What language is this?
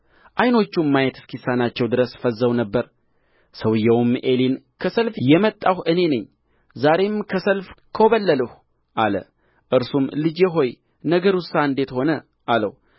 Amharic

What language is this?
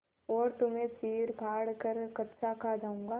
Hindi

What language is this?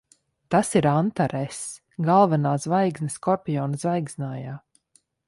Latvian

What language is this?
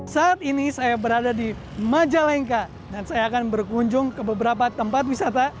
Indonesian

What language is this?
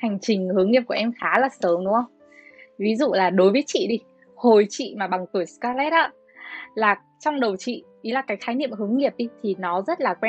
Vietnamese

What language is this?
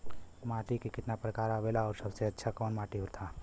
Bhojpuri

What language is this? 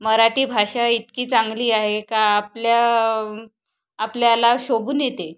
Marathi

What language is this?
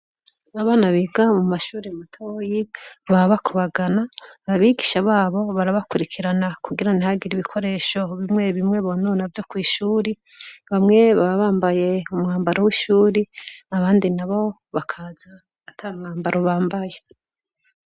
Rundi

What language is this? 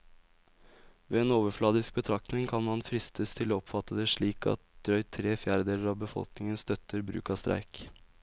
Norwegian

